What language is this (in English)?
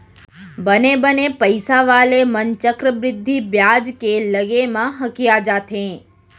Chhattisgarhi